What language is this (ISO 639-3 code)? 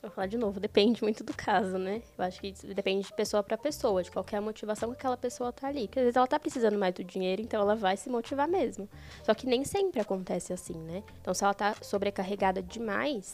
por